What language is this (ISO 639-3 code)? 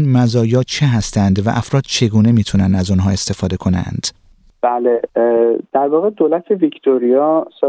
fas